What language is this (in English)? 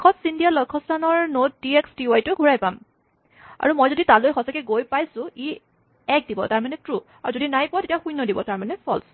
Assamese